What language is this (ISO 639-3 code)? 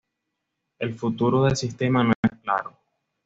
spa